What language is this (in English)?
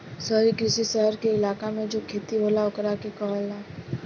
Bhojpuri